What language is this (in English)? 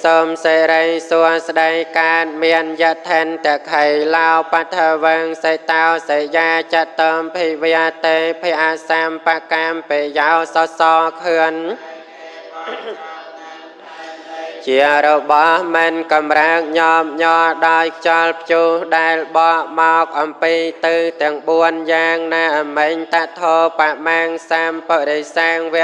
Vietnamese